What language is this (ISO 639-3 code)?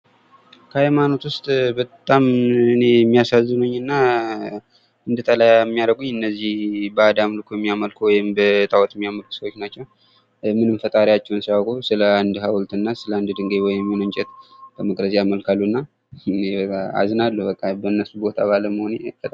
amh